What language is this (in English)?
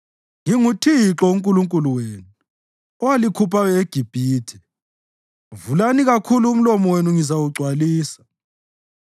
North Ndebele